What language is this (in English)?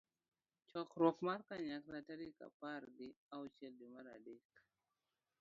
Luo (Kenya and Tanzania)